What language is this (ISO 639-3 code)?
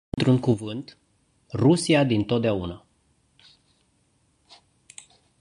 ron